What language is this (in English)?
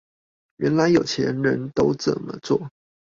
Chinese